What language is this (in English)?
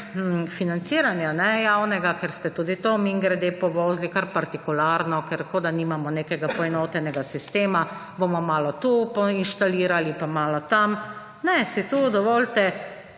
Slovenian